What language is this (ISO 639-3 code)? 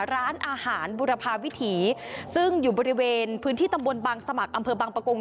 tha